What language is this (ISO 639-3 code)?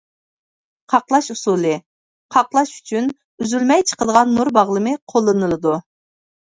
uig